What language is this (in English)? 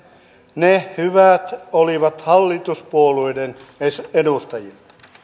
Finnish